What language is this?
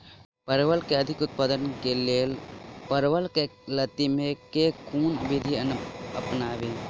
Maithili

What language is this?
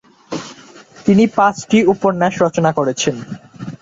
Bangla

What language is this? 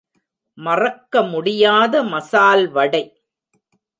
Tamil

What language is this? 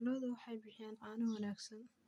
Somali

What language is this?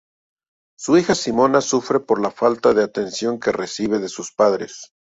Spanish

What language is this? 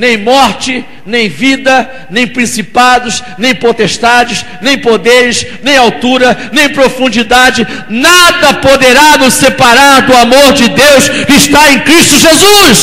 Portuguese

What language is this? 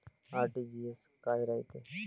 Marathi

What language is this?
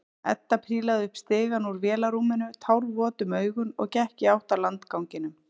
Icelandic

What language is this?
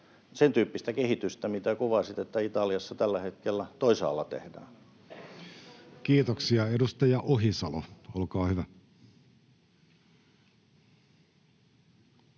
Finnish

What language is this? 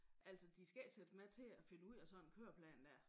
Danish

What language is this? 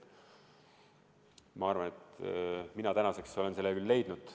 Estonian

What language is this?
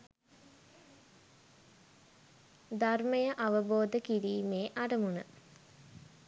Sinhala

